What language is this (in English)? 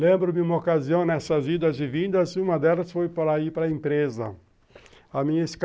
Portuguese